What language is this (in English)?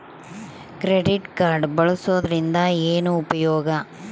Kannada